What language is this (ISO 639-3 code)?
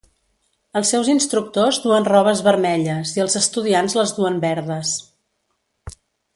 cat